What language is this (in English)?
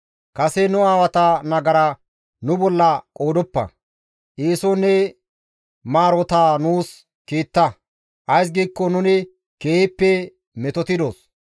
Gamo